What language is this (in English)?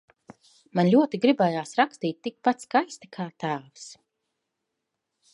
Latvian